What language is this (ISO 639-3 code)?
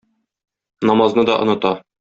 tat